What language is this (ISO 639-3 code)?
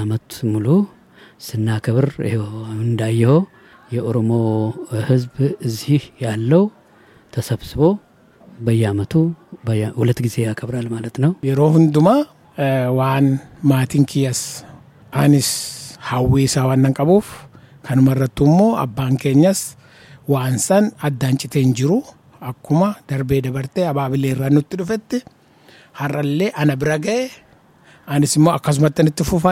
amh